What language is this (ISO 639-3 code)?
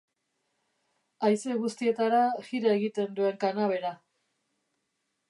eus